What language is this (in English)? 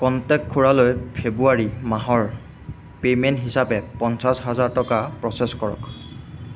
Assamese